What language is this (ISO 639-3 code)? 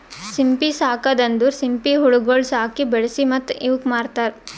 kan